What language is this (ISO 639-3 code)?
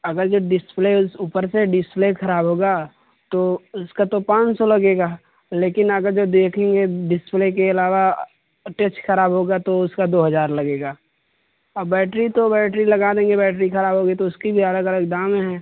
urd